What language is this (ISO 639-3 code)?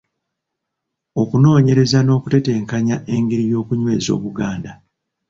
lug